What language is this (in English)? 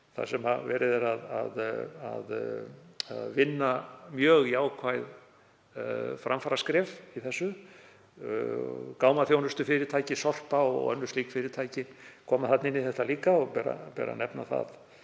Icelandic